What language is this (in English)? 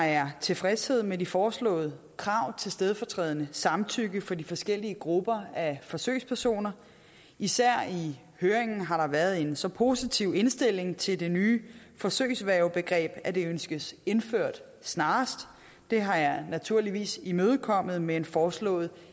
Danish